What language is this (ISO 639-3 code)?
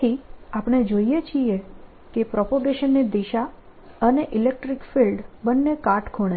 guj